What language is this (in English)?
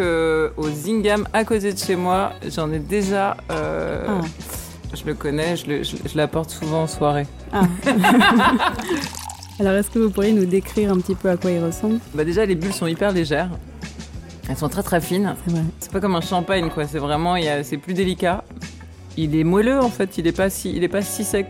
French